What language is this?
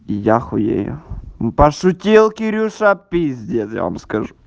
Russian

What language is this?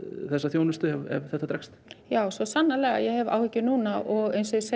Icelandic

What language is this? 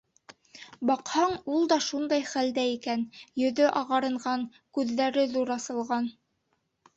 Bashkir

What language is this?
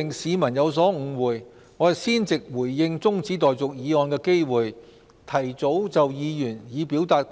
Cantonese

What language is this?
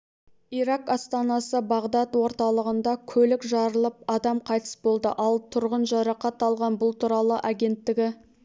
Kazakh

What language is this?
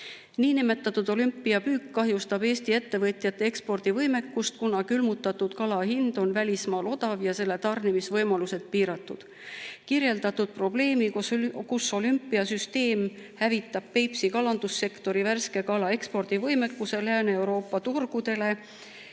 Estonian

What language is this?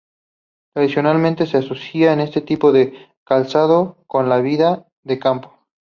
Spanish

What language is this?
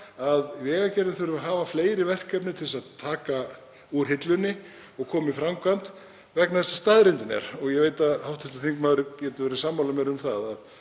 Icelandic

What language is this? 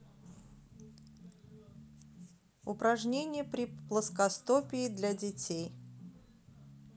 Russian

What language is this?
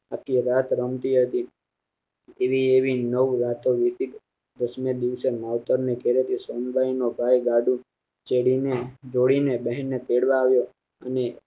Gujarati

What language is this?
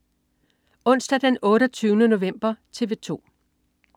Danish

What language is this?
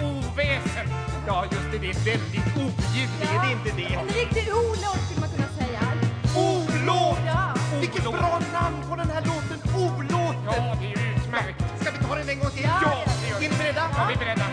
Swedish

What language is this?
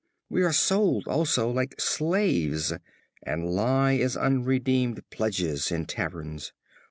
English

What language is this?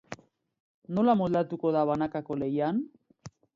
Basque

